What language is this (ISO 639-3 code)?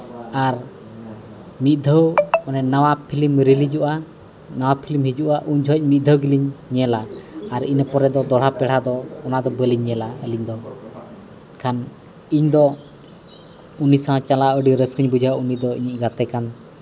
sat